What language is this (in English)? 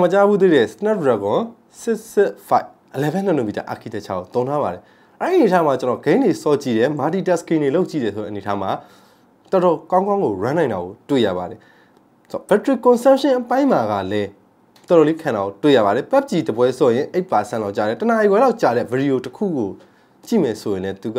Korean